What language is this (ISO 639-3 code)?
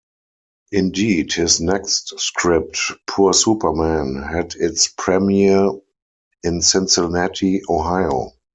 eng